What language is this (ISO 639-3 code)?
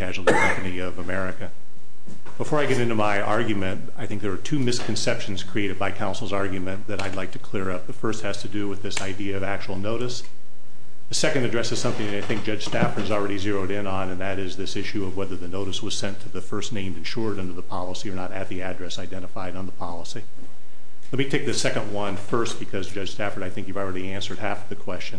eng